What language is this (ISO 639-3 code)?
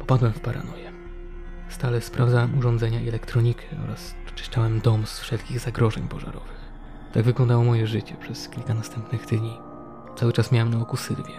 pol